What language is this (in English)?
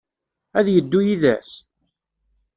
Kabyle